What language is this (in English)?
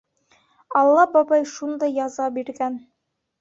Bashkir